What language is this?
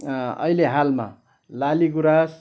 Nepali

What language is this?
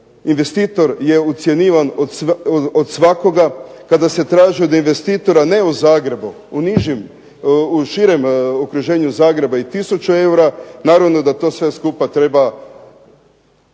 Croatian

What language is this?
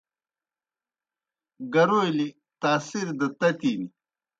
Kohistani Shina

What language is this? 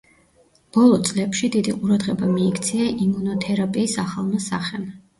Georgian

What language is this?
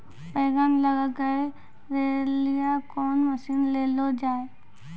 Maithili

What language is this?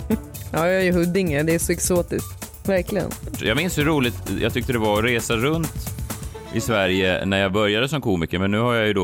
Swedish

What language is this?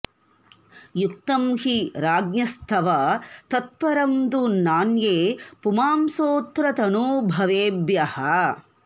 Sanskrit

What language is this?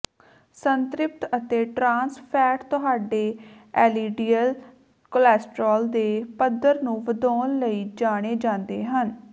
Punjabi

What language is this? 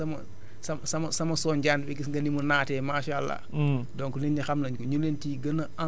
Wolof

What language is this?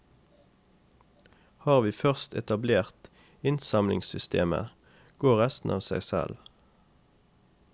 Norwegian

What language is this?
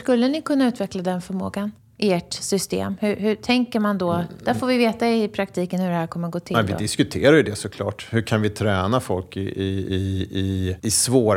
Swedish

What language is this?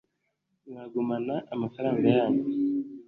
Kinyarwanda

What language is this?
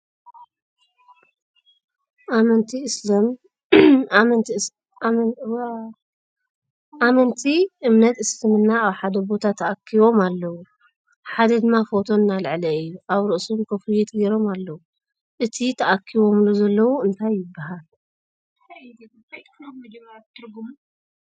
Tigrinya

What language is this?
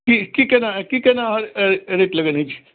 Maithili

